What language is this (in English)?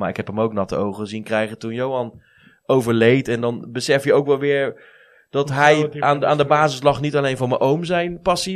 Dutch